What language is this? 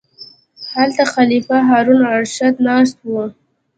Pashto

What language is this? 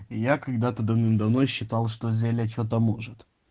Russian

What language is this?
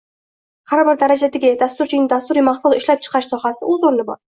Uzbek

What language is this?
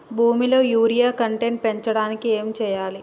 Telugu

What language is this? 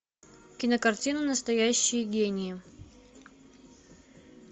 Russian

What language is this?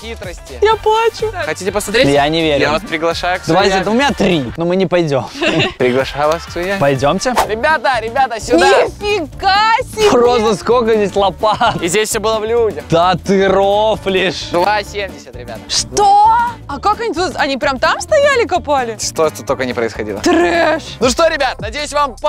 Russian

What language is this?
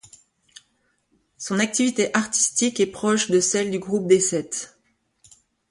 French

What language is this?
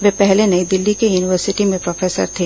Hindi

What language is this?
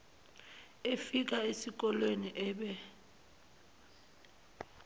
Zulu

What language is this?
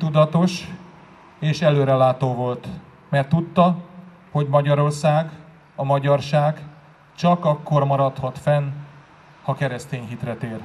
Hungarian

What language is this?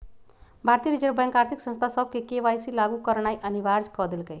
Magahi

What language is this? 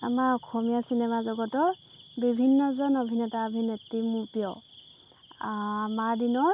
Assamese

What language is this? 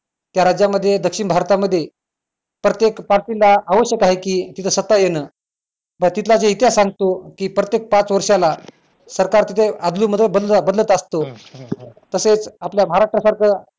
Marathi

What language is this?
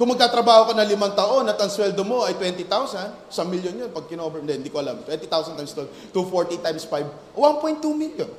Filipino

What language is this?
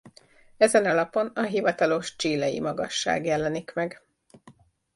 Hungarian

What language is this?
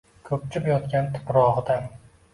Uzbek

